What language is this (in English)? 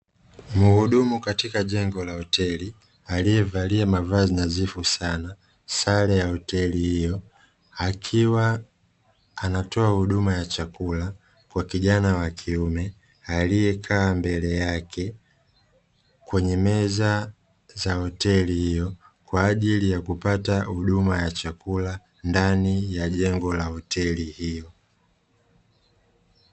Swahili